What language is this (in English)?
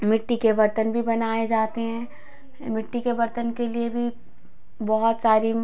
Hindi